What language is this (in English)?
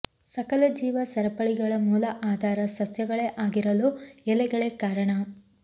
Kannada